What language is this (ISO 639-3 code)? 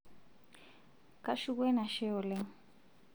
mas